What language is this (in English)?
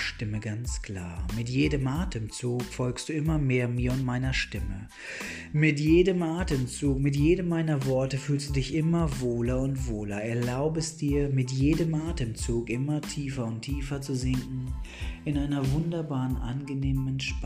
German